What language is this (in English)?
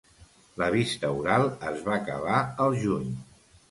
Catalan